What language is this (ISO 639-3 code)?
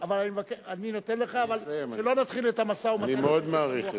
heb